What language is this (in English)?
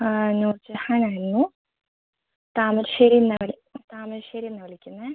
Malayalam